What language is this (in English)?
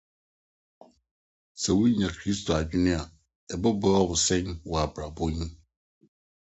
Akan